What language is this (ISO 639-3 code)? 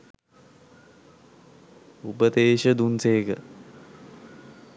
sin